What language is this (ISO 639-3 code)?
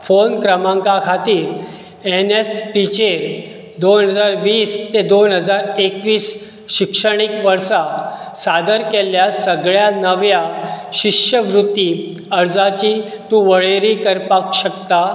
kok